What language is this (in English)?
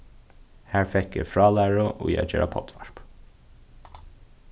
Faroese